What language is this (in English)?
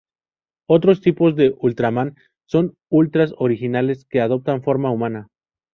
Spanish